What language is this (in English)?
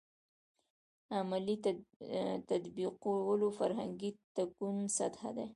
Pashto